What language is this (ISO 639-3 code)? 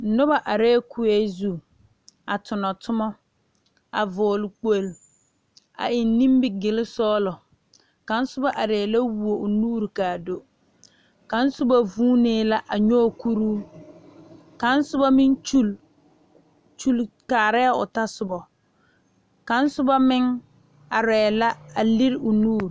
dga